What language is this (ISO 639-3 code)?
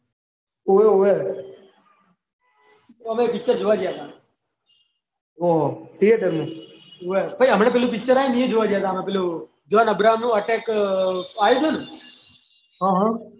guj